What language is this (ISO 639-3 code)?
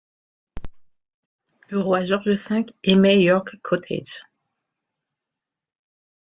fra